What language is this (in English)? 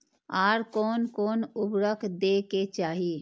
Maithili